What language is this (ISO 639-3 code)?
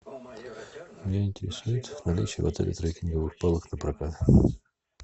rus